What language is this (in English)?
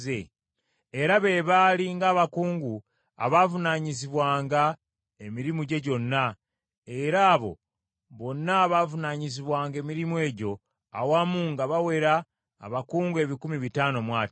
Ganda